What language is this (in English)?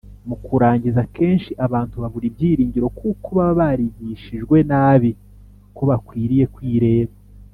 Kinyarwanda